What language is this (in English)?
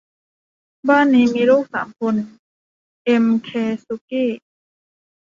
Thai